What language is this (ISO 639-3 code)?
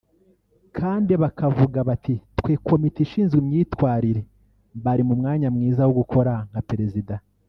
kin